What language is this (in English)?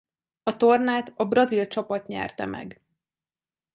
Hungarian